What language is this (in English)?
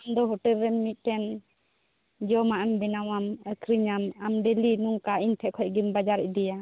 Santali